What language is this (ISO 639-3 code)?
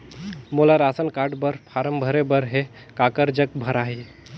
hne